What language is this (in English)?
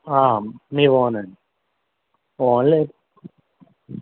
Telugu